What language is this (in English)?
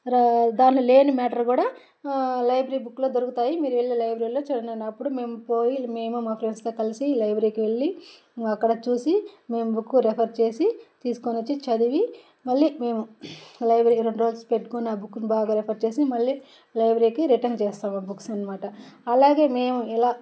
Telugu